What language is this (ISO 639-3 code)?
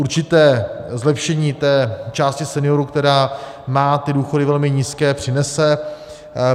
ces